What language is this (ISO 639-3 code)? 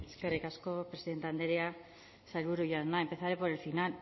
eus